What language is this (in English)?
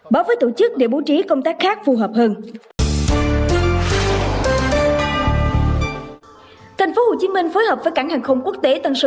Vietnamese